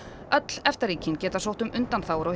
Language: Icelandic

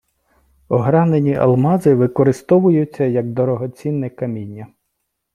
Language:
Ukrainian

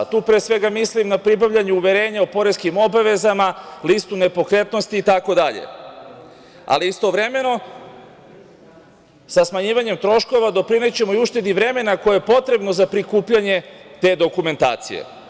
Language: Serbian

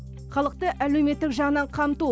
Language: Kazakh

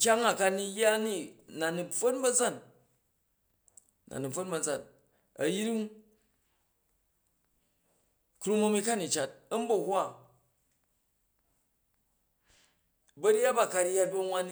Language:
Jju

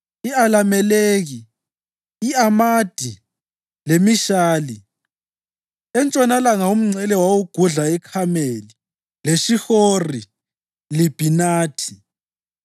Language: North Ndebele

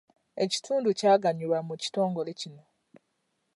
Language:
Ganda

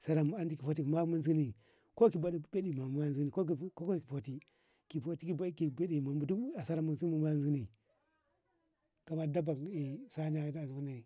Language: Ngamo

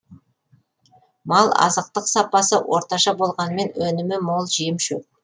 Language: Kazakh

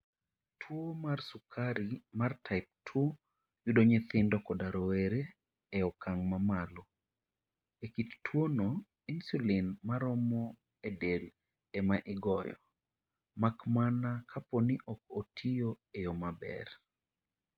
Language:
Luo (Kenya and Tanzania)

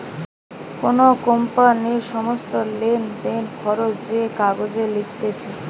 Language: Bangla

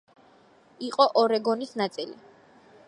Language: Georgian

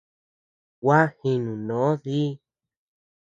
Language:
Tepeuxila Cuicatec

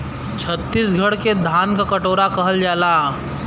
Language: Bhojpuri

